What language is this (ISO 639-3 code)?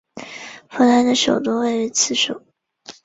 zho